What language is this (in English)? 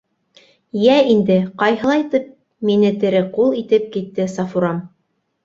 Bashkir